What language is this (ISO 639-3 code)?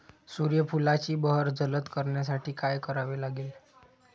mar